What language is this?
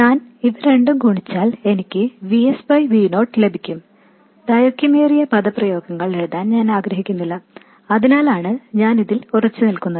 Malayalam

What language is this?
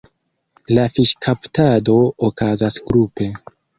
Esperanto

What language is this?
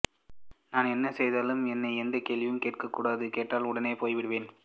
Tamil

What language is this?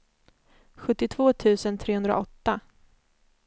Swedish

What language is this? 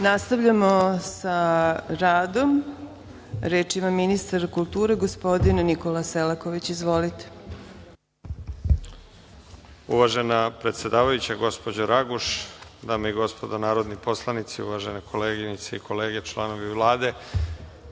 Serbian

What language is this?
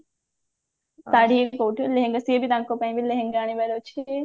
Odia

